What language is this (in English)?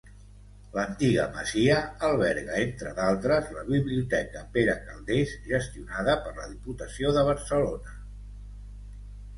Catalan